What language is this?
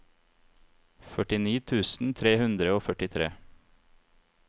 Norwegian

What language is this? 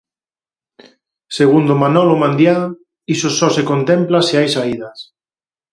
Galician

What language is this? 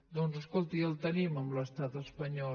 Catalan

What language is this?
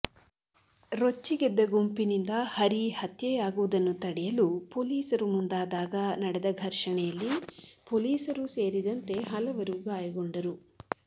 Kannada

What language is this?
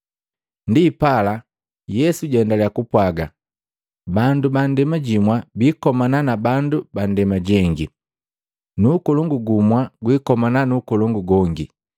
Matengo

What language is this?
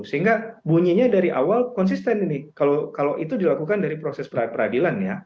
Indonesian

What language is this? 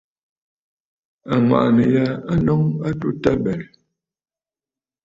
Bafut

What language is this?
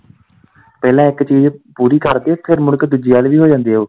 Punjabi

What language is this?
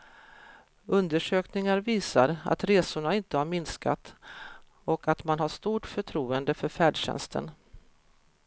Swedish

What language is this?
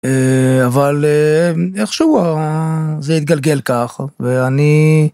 Hebrew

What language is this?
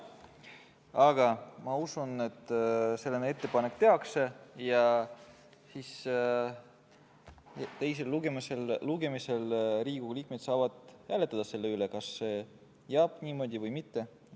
Estonian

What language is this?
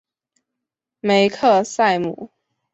Chinese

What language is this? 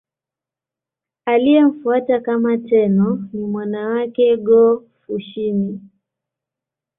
Swahili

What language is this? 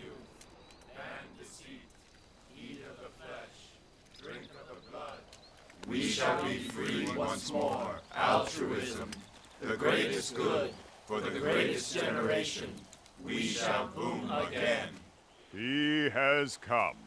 English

